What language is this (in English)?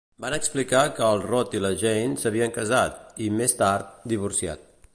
Catalan